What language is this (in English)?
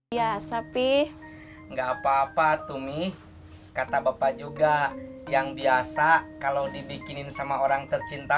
Indonesian